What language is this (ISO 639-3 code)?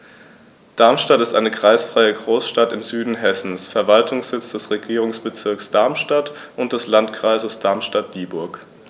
deu